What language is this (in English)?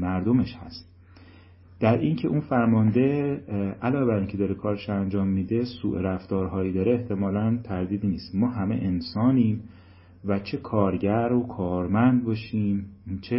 Persian